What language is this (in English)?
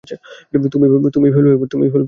Bangla